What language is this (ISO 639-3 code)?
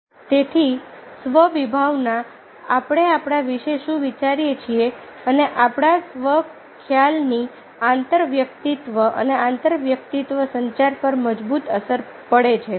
guj